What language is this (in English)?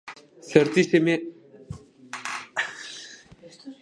Basque